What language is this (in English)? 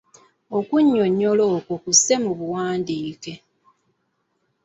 Ganda